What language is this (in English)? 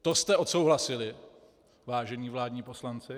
Czech